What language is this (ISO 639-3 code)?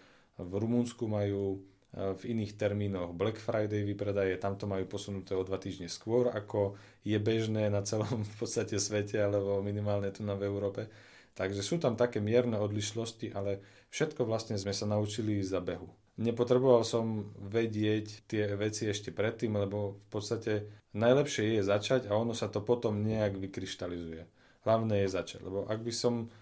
slk